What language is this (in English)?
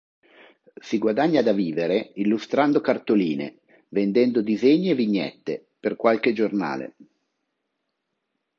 Italian